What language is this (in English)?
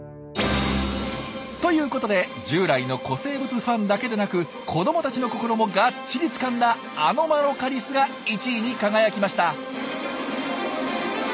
Japanese